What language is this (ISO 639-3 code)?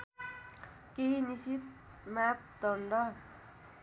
nep